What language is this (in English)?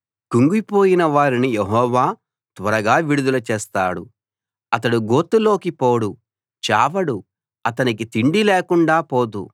Telugu